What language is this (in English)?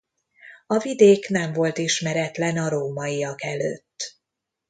Hungarian